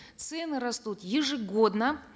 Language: Kazakh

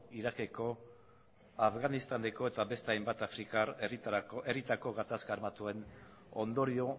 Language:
Basque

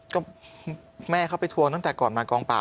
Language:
Thai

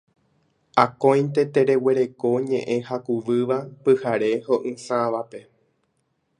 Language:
Guarani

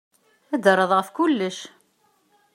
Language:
Kabyle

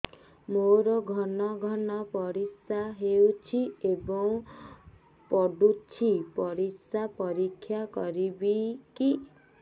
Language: Odia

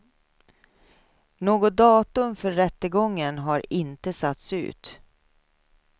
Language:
Swedish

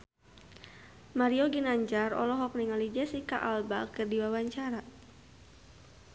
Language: Sundanese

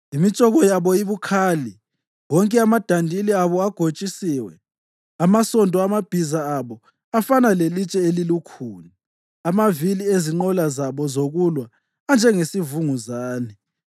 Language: North Ndebele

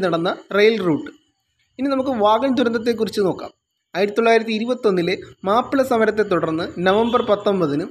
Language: Malayalam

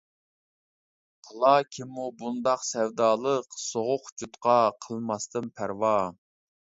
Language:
Uyghur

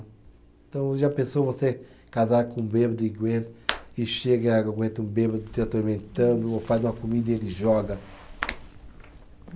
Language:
Portuguese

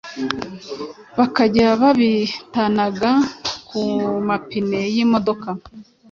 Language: Kinyarwanda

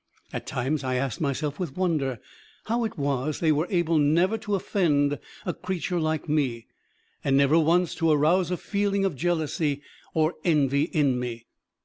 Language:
English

